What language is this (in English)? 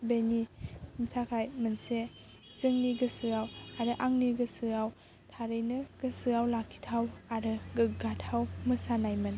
Bodo